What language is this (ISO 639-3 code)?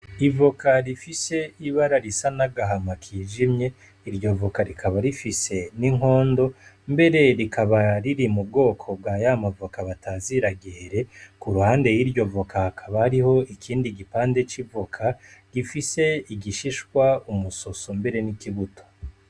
run